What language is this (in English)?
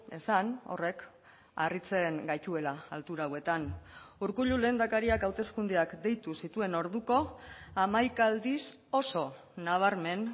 Basque